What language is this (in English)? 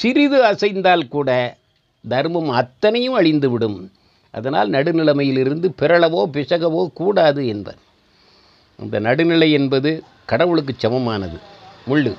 Tamil